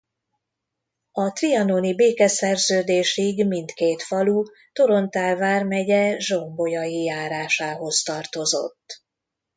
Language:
Hungarian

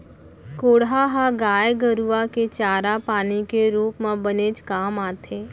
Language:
Chhattisgarhi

